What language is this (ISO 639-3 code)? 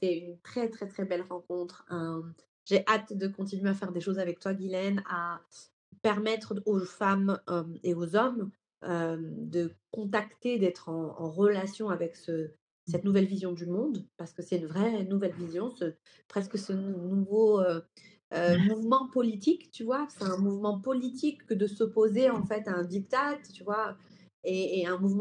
fra